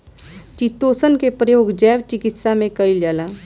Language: Bhojpuri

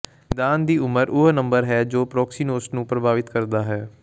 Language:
Punjabi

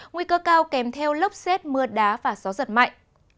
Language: Vietnamese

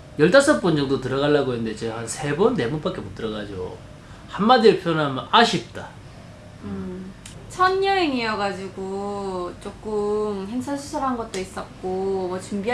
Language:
Korean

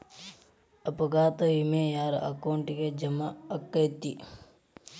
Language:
Kannada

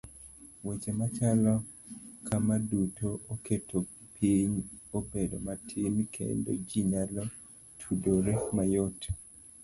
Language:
Luo (Kenya and Tanzania)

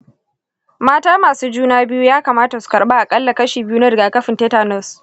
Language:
Hausa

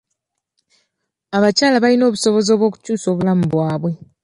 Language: Ganda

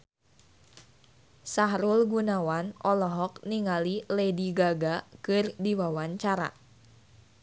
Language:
Sundanese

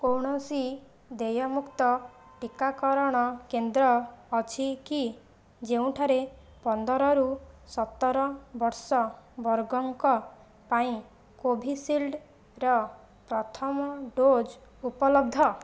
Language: Odia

